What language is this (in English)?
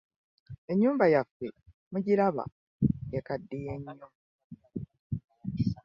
Ganda